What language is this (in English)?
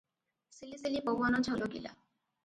Odia